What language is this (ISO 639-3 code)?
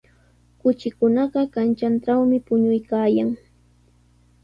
qws